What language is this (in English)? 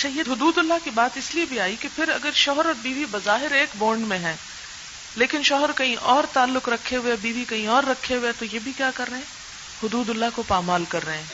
Urdu